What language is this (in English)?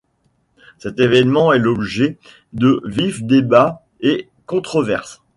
French